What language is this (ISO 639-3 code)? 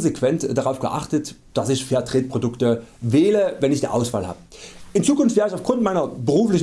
deu